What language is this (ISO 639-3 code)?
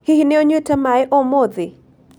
kik